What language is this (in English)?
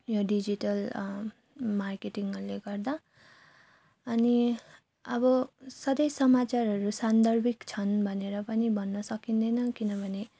Nepali